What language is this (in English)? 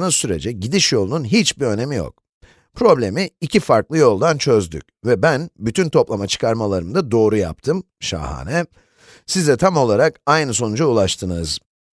Turkish